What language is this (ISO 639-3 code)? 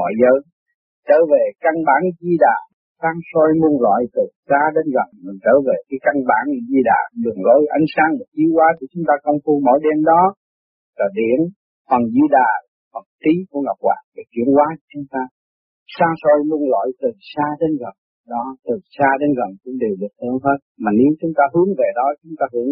vie